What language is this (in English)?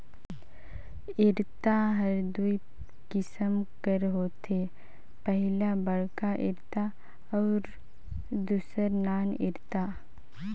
Chhattisgarhi